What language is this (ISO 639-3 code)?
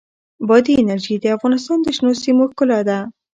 pus